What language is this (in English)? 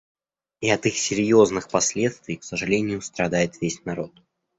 Russian